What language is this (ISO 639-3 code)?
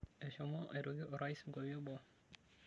mas